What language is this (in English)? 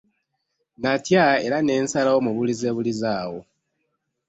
Ganda